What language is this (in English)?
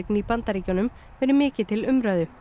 Icelandic